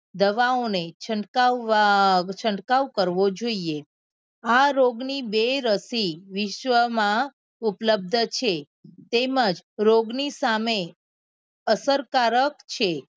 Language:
Gujarati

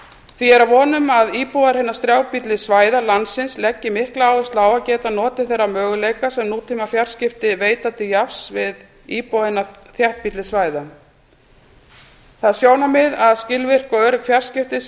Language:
Icelandic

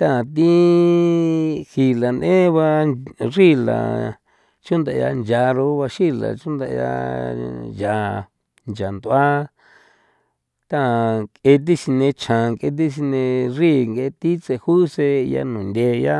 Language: San Felipe Otlaltepec Popoloca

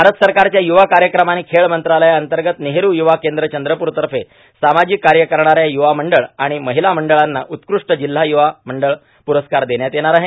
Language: Marathi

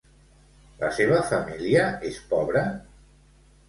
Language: Catalan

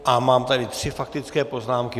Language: Czech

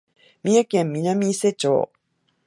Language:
Japanese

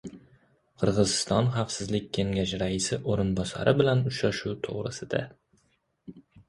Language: Uzbek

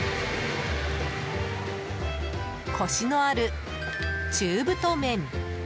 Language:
Japanese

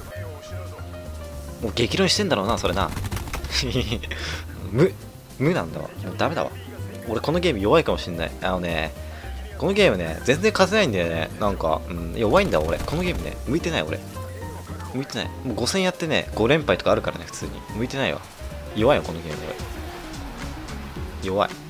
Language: Japanese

